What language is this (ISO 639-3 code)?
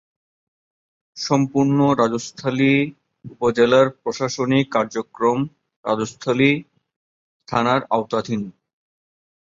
ben